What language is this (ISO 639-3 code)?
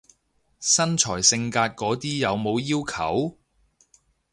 yue